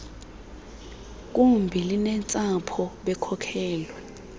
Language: Xhosa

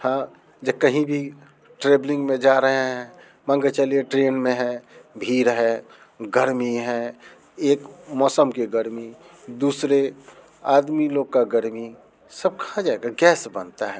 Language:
Hindi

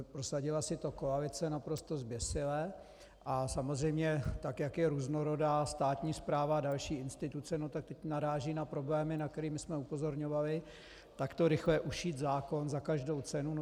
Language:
Czech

